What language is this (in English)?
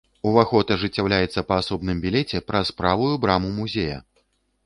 Belarusian